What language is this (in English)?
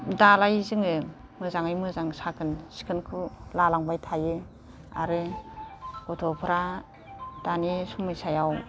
Bodo